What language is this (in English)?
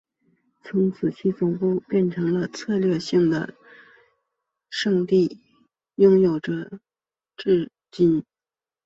Chinese